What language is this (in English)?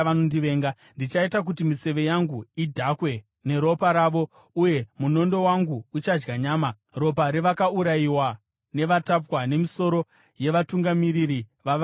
Shona